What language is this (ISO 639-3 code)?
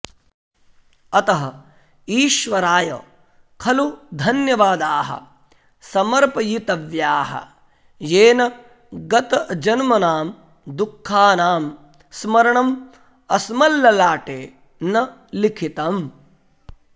san